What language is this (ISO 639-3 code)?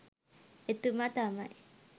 sin